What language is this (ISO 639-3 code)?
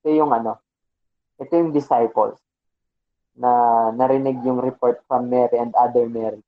fil